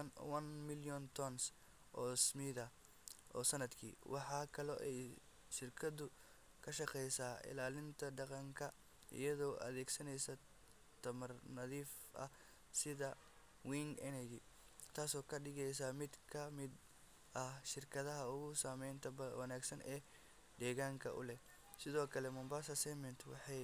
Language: Somali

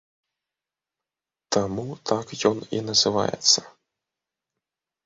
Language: Belarusian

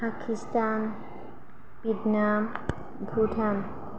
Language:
Bodo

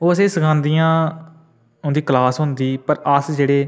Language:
Dogri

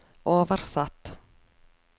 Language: Norwegian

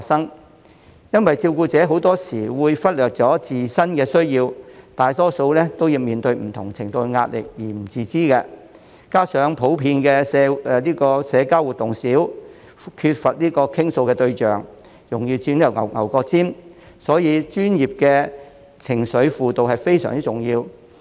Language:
Cantonese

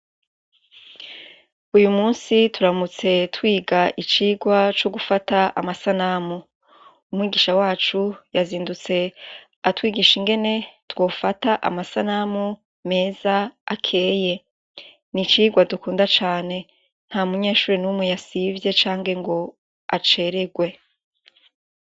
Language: Rundi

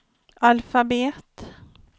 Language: Swedish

